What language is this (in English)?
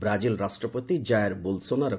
Odia